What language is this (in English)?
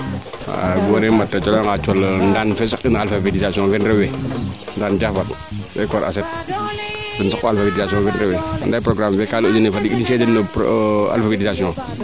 Serer